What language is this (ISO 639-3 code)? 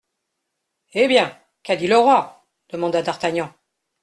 fra